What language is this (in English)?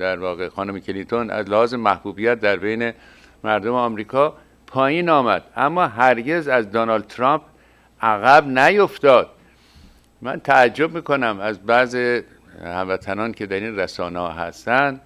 Persian